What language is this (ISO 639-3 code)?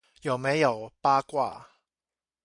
zho